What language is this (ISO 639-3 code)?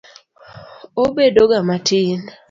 luo